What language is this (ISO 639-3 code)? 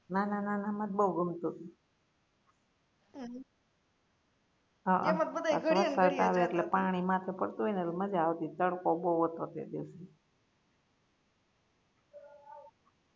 guj